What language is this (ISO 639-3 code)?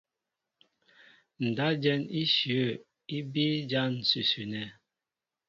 mbo